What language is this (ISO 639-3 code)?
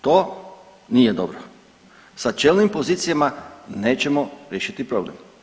hrv